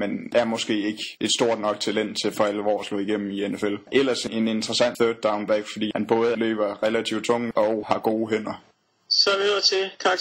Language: Danish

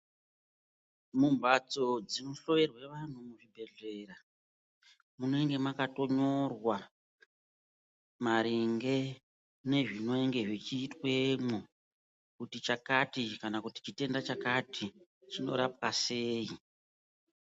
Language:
Ndau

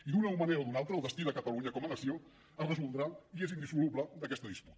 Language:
Catalan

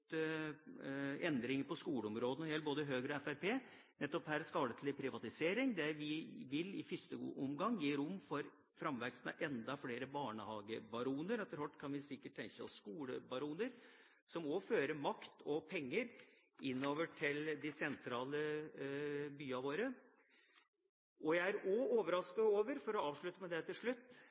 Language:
Norwegian Bokmål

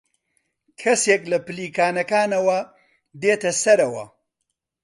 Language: Central Kurdish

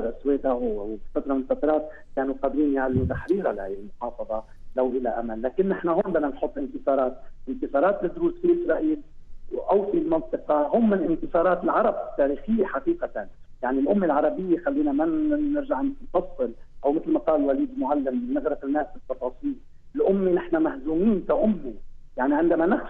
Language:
Arabic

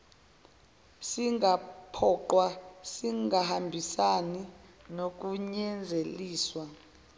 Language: Zulu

